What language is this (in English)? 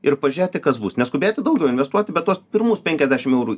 Lithuanian